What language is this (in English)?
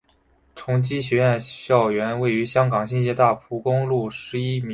Chinese